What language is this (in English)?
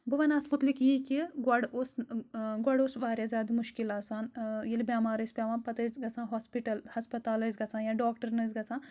Kashmiri